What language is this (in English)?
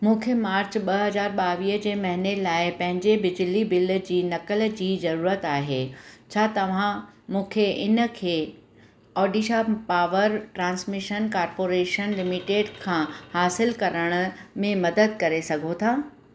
Sindhi